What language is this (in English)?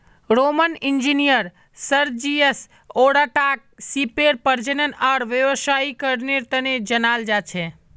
Magahi